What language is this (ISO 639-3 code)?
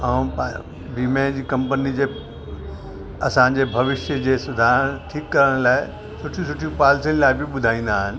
snd